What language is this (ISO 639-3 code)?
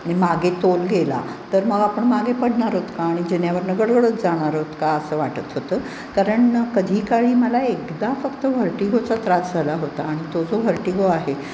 mar